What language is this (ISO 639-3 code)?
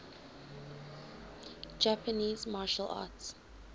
eng